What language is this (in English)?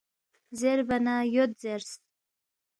Balti